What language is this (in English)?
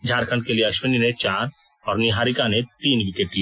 Hindi